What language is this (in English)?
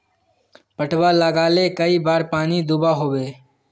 Magahi